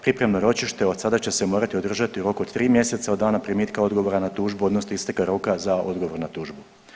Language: Croatian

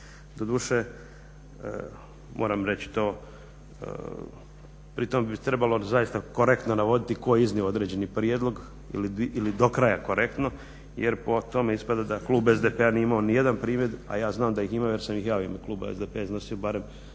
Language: Croatian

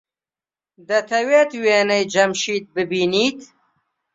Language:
Central Kurdish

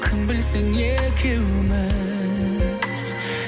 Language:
Kazakh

